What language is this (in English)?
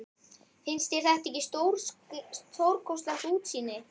Icelandic